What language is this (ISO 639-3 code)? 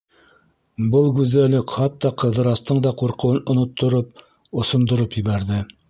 bak